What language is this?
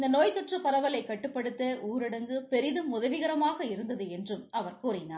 Tamil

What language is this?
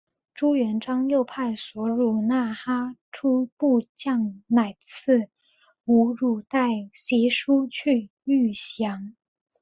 Chinese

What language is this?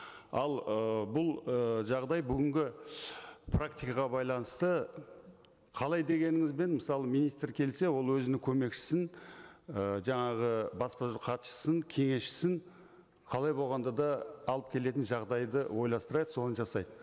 Kazakh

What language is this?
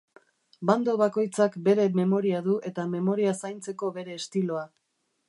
Basque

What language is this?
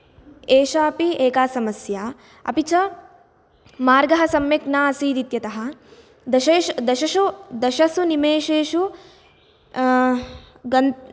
Sanskrit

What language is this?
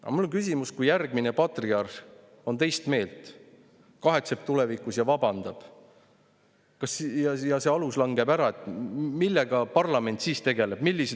Estonian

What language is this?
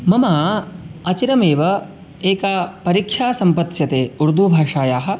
Sanskrit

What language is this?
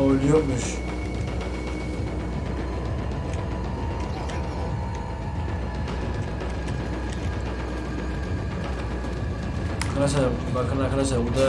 Turkish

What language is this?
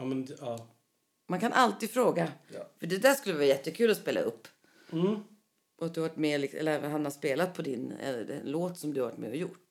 Swedish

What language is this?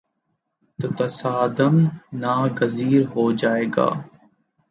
Urdu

